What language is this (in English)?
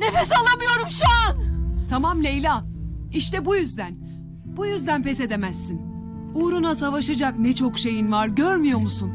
Turkish